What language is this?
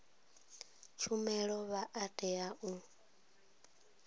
Venda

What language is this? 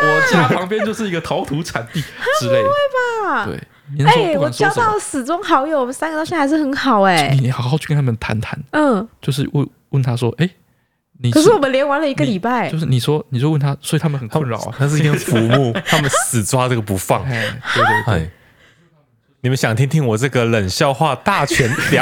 Chinese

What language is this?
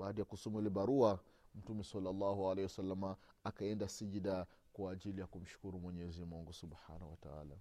Swahili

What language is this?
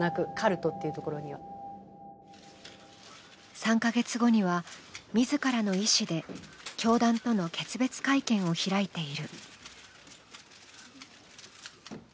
Japanese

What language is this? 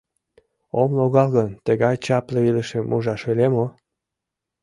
Mari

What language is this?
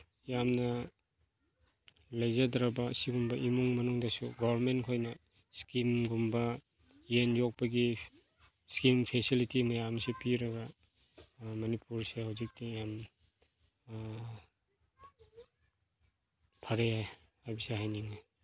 Manipuri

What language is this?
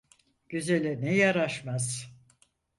Turkish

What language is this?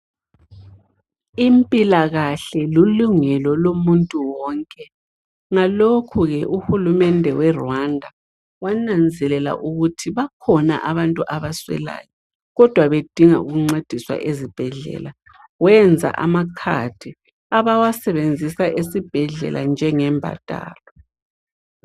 North Ndebele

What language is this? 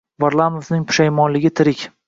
Uzbek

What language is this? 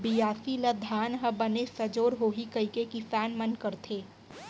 Chhattisgarhi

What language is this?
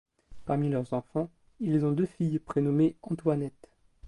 French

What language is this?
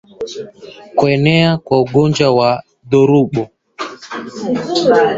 Swahili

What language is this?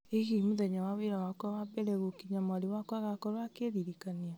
Kikuyu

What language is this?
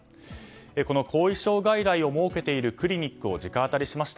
Japanese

